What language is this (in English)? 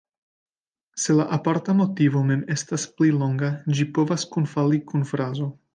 Esperanto